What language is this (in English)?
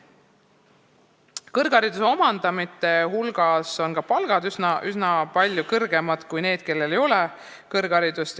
Estonian